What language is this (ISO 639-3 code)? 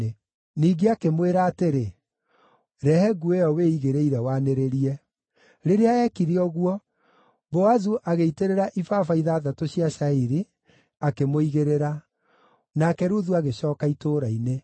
kik